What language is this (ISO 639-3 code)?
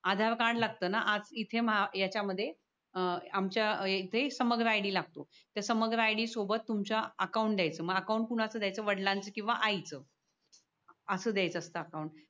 mar